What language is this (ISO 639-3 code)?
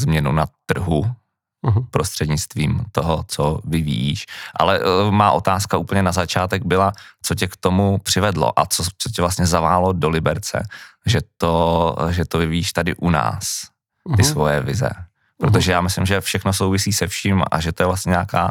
ces